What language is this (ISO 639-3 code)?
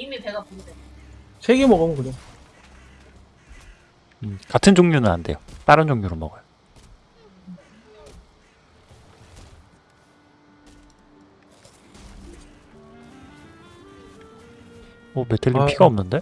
kor